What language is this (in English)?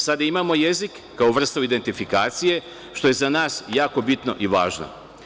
Serbian